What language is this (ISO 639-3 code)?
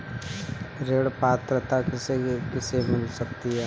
hin